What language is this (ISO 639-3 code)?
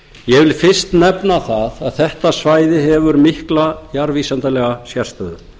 isl